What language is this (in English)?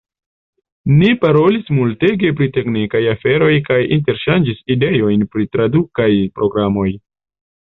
Esperanto